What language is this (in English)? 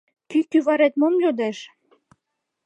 Mari